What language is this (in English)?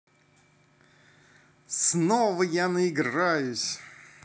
Russian